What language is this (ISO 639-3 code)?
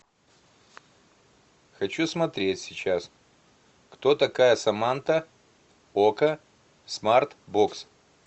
rus